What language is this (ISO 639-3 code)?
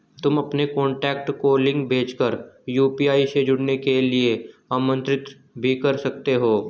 hin